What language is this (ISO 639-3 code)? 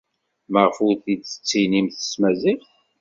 kab